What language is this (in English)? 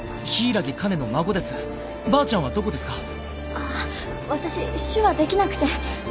Japanese